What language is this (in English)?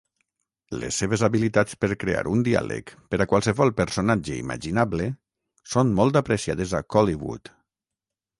Catalan